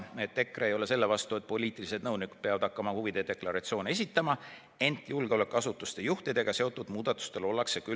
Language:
Estonian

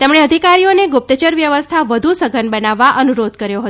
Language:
Gujarati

